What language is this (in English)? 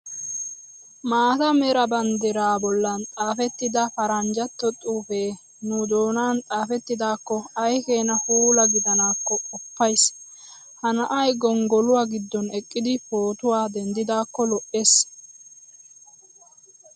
Wolaytta